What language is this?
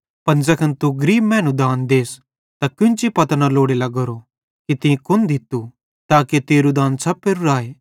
Bhadrawahi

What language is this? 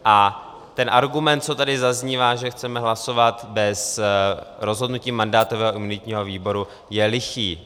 Czech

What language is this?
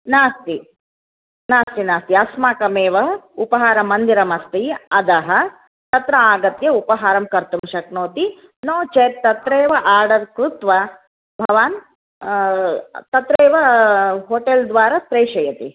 Sanskrit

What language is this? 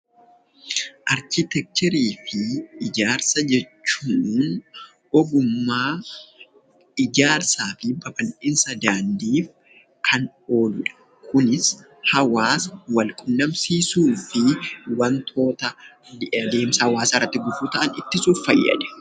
Oromo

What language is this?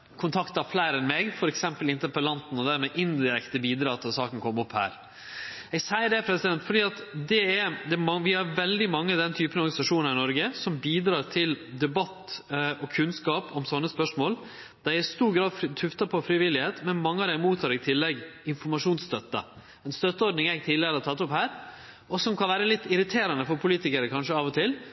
Norwegian Nynorsk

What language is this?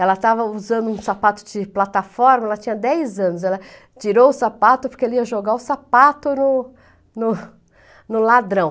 Portuguese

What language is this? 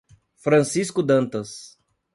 Portuguese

